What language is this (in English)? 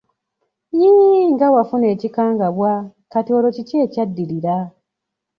Ganda